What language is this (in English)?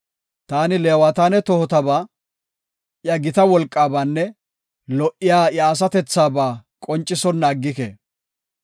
Gofa